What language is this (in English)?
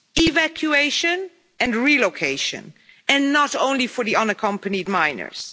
English